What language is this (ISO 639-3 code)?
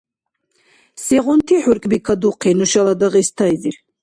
dar